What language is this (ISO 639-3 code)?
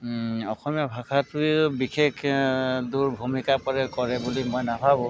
asm